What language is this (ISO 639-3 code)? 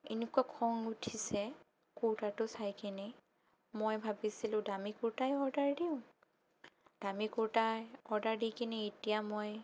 asm